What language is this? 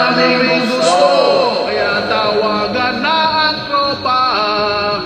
Indonesian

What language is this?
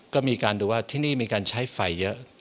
Thai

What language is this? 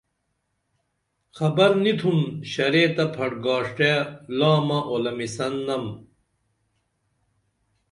Dameli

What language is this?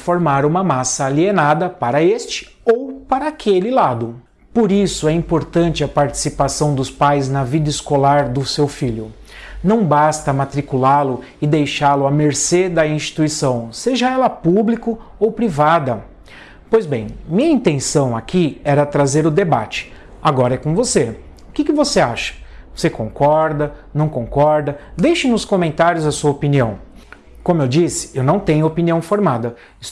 Portuguese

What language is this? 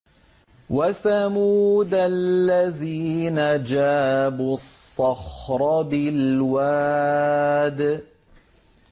Arabic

